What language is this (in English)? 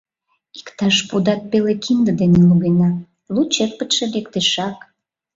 Mari